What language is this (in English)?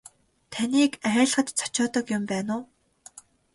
Mongolian